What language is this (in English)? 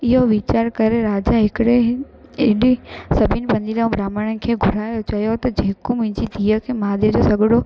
Sindhi